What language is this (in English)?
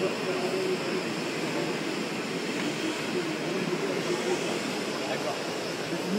Italian